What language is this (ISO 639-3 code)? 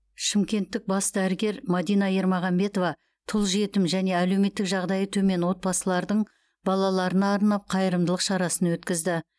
kaz